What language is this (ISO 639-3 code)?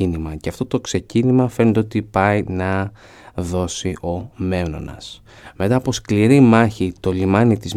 ell